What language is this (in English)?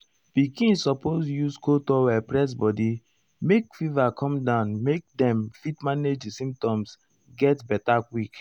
Nigerian Pidgin